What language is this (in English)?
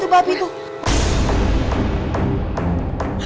Indonesian